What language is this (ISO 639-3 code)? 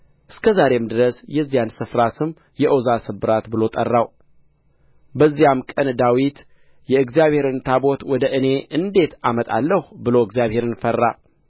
amh